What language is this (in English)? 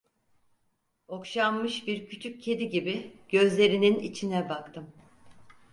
Turkish